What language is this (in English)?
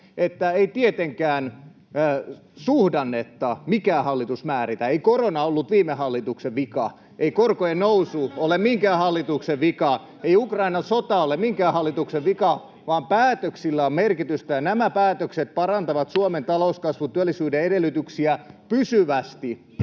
Finnish